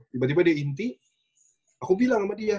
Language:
Indonesian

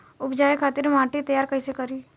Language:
Bhojpuri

